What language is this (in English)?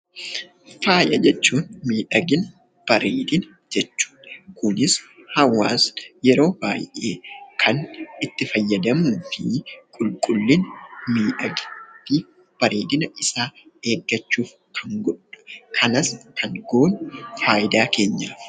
Oromo